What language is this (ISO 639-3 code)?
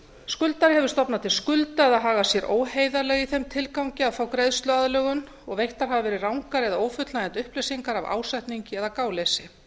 isl